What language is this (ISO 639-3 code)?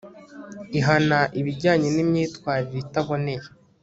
kin